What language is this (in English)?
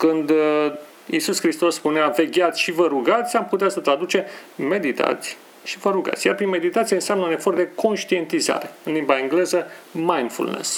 Romanian